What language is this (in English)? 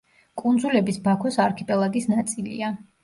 Georgian